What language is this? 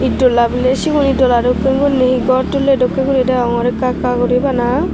Chakma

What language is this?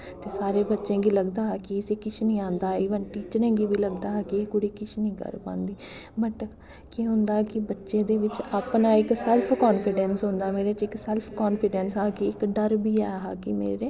Dogri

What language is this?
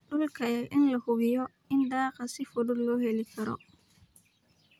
Somali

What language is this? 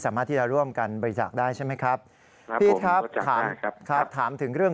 Thai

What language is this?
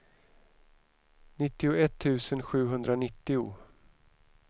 Swedish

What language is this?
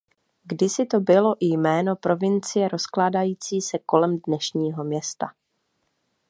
Czech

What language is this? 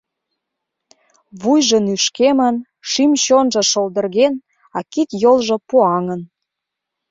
Mari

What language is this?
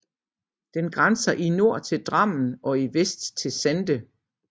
Danish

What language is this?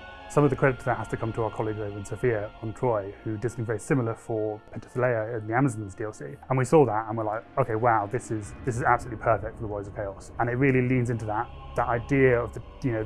English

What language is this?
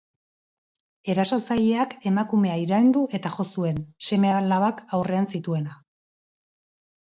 Basque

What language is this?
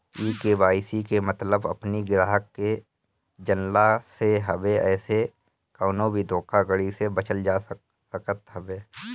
Bhojpuri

